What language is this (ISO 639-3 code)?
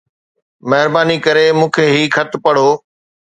snd